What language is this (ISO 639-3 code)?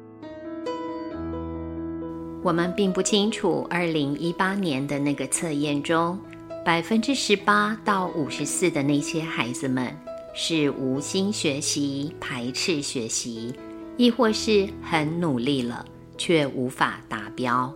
zho